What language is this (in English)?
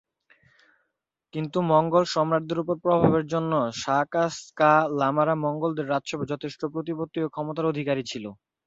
Bangla